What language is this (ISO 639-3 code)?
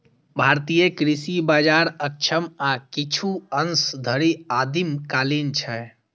mai